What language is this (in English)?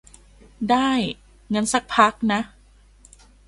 Thai